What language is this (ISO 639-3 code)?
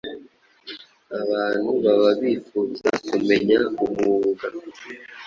kin